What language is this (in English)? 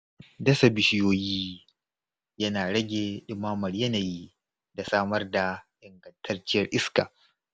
Hausa